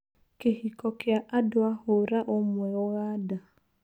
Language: Kikuyu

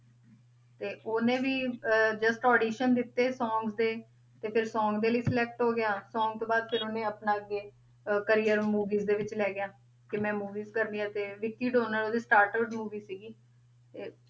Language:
Punjabi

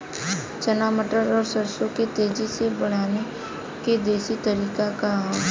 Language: Bhojpuri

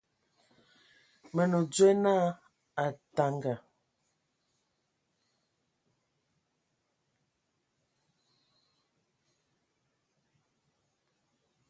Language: Ewondo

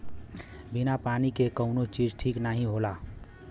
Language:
Bhojpuri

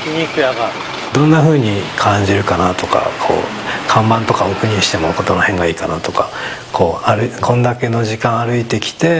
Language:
Japanese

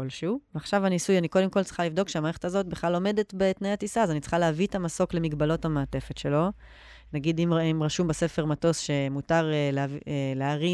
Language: Hebrew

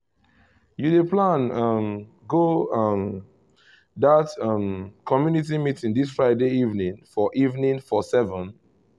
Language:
Nigerian Pidgin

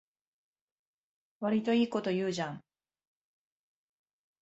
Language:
Japanese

